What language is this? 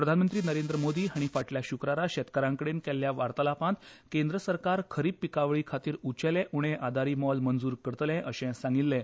Konkani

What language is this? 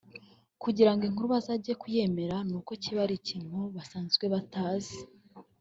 Kinyarwanda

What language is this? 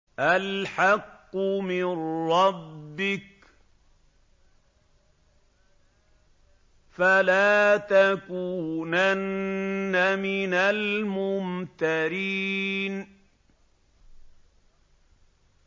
Arabic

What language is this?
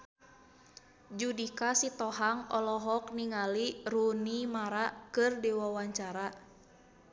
Sundanese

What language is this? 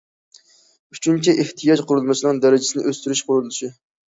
Uyghur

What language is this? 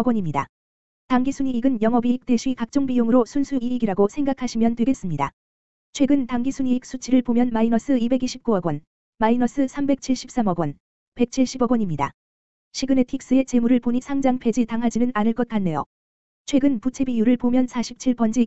Korean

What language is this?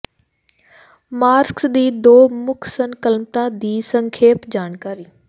Punjabi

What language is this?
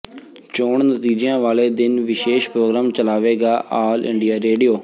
Punjabi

